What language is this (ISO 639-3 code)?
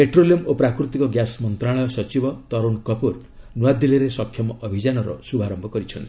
ori